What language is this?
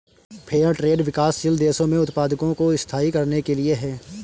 Hindi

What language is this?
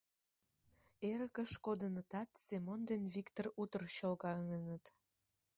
Mari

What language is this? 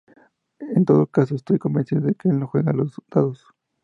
Spanish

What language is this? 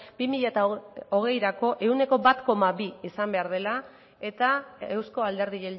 Basque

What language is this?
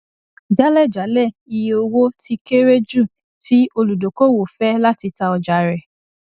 Yoruba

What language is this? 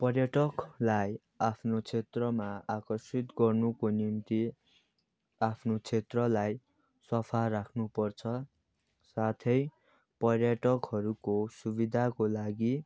Nepali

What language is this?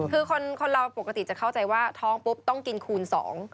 Thai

